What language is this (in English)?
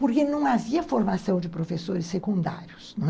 Portuguese